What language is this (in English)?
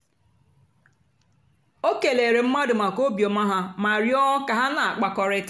Igbo